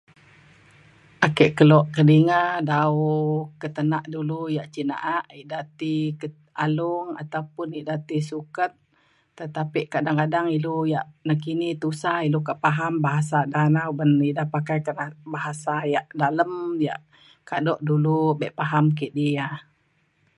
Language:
Mainstream Kenyah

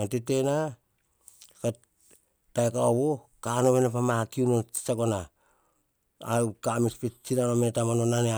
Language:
Hahon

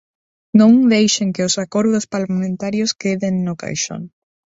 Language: Galician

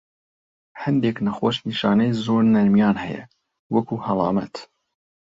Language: Central Kurdish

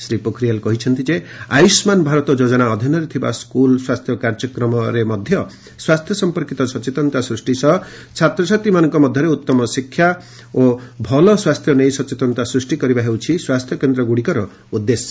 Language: Odia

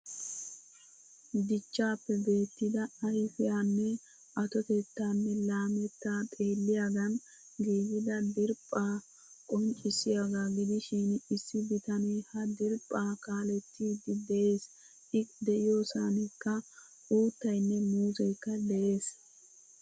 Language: Wolaytta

